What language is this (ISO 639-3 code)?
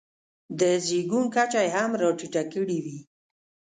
pus